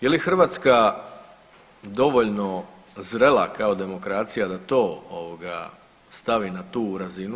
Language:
Croatian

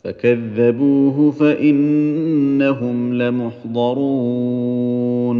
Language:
Arabic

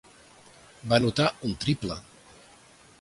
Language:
Catalan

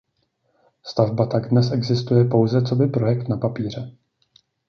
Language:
Czech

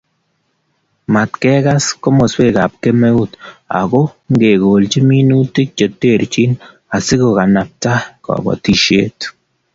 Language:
Kalenjin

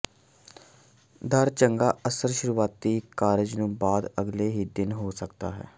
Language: Punjabi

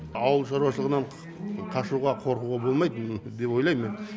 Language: Kazakh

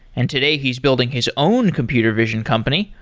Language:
English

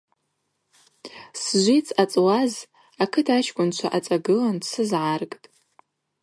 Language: Abaza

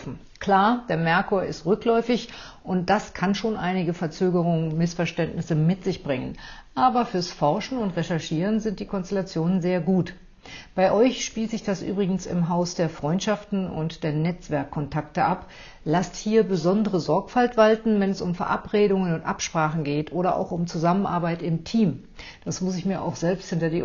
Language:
German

